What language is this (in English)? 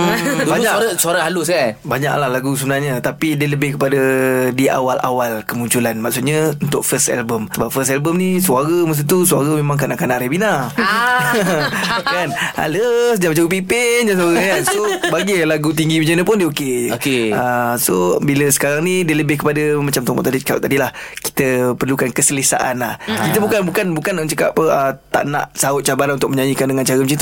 Malay